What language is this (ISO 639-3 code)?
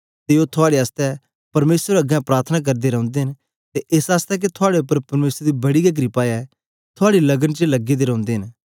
doi